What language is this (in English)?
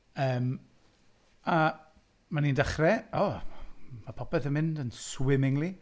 Welsh